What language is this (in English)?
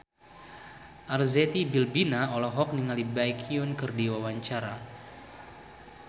Sundanese